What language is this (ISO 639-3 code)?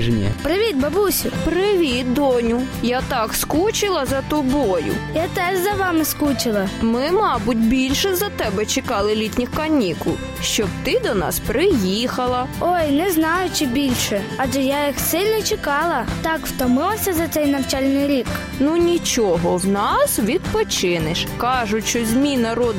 ukr